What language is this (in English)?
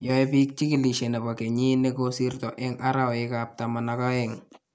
Kalenjin